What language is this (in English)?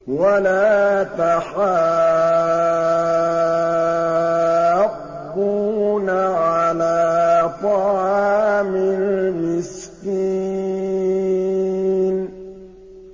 Arabic